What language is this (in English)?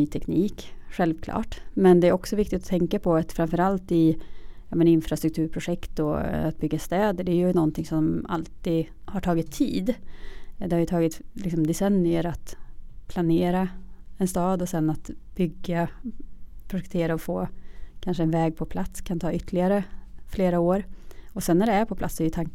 Swedish